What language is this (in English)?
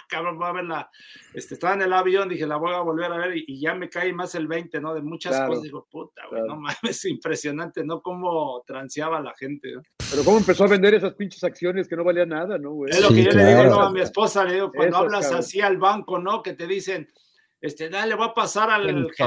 Spanish